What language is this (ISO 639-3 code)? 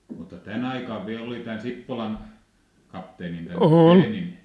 fin